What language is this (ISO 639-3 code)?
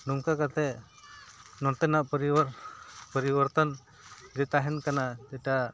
sat